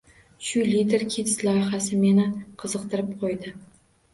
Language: Uzbek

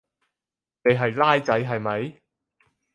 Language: Cantonese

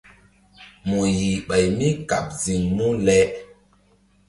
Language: Mbum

